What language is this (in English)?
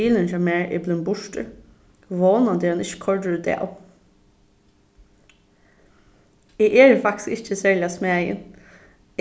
Faroese